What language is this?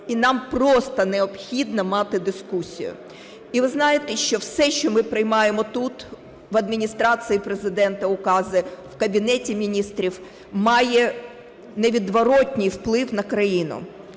Ukrainian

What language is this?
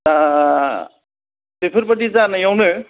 Bodo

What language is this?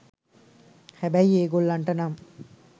Sinhala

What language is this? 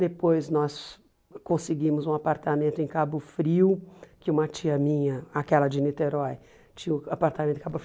Portuguese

